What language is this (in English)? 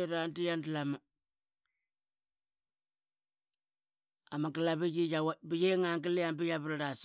Qaqet